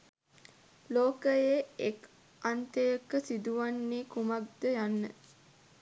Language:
Sinhala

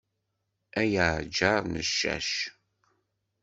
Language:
Kabyle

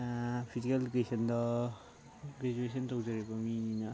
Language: Manipuri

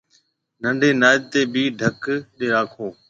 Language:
Marwari (Pakistan)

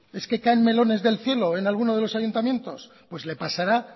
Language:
Spanish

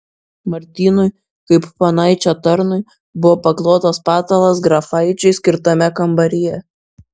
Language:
Lithuanian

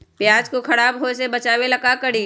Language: Magahi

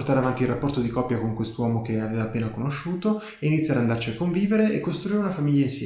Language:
Italian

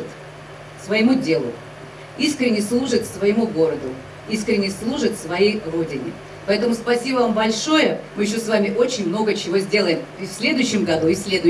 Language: Russian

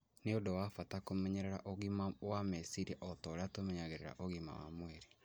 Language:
Kikuyu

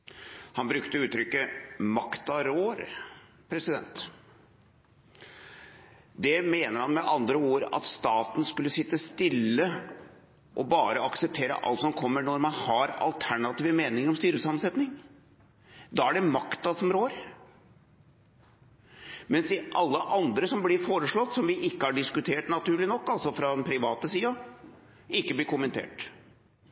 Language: Norwegian Bokmål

